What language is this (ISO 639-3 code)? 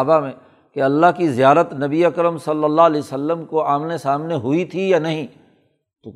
urd